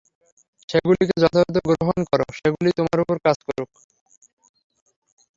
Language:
Bangla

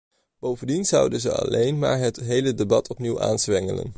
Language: Dutch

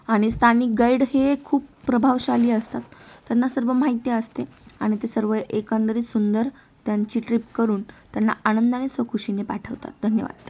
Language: Marathi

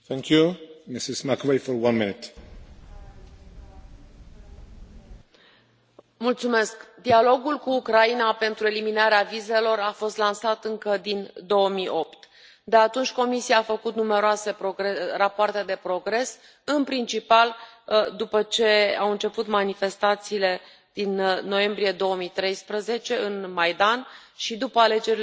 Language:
Romanian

